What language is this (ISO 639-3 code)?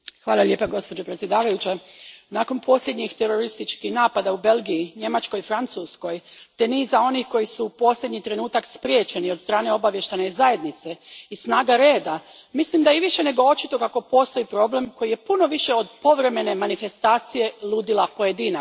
hrv